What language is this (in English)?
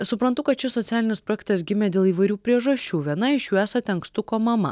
Lithuanian